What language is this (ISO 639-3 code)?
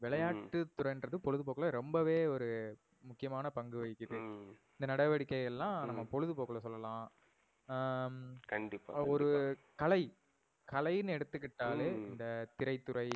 tam